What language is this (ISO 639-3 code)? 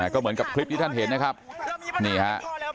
tha